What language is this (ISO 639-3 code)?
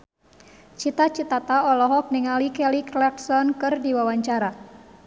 sun